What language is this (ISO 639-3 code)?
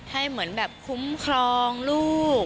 tha